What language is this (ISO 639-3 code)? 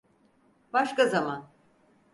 tur